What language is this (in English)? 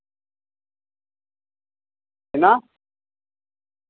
Dogri